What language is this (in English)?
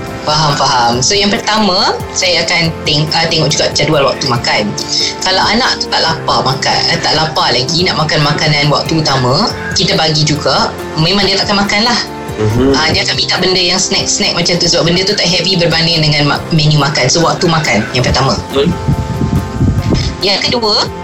Malay